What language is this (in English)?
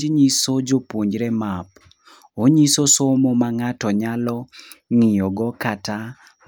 Luo (Kenya and Tanzania)